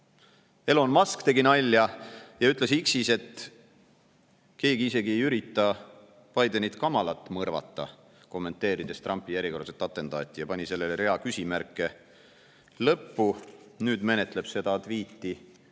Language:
Estonian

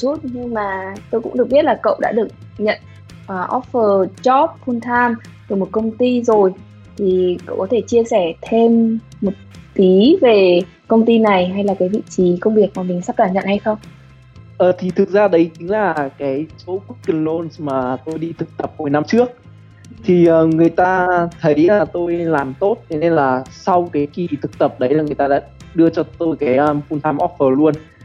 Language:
Vietnamese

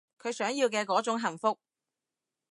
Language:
Cantonese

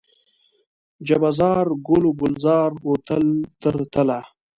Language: Pashto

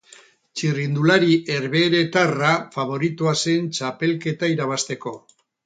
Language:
Basque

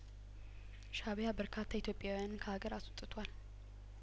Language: Amharic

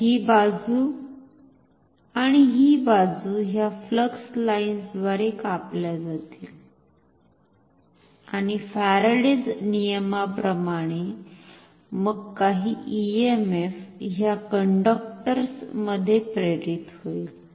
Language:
Marathi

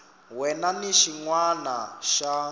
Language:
Tsonga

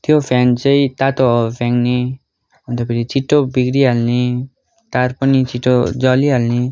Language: Nepali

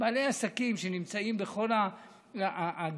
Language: Hebrew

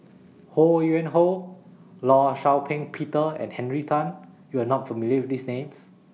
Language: English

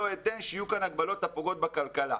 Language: Hebrew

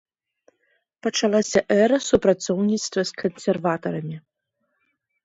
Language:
Belarusian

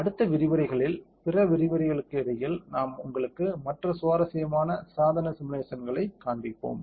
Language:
Tamil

